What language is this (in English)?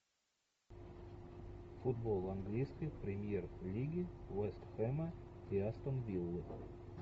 Russian